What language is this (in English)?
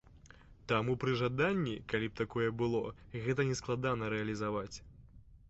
Belarusian